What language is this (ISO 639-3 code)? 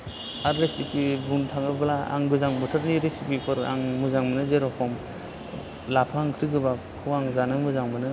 brx